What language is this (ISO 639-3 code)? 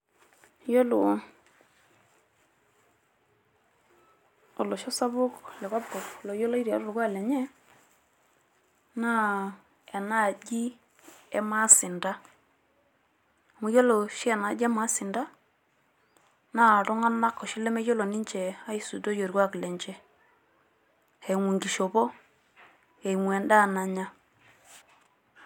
mas